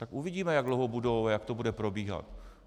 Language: Czech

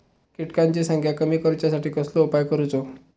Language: Marathi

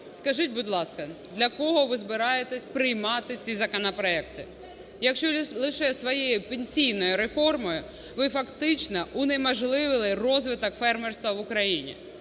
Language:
Ukrainian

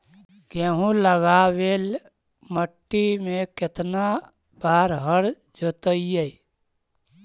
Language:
Magahi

